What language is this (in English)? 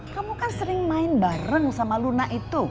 Indonesian